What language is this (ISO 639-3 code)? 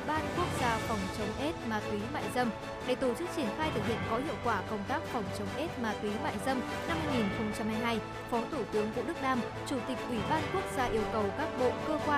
vie